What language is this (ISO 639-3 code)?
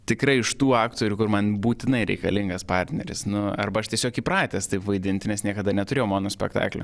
lit